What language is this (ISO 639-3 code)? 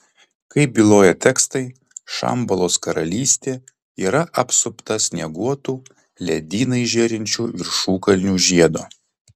lit